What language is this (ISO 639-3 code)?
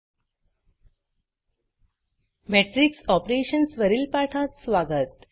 mar